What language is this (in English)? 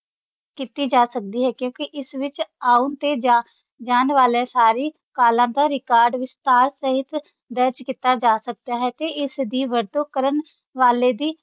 Punjabi